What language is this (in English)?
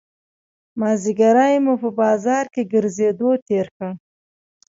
Pashto